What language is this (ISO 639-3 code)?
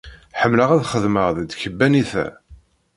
kab